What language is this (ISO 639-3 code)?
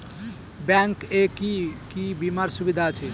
ben